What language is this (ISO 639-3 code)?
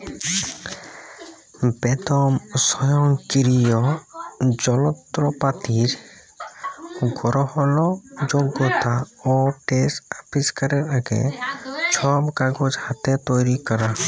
ben